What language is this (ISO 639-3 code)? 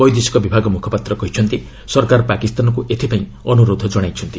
ori